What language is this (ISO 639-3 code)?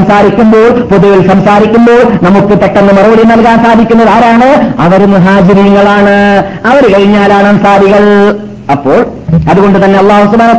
mal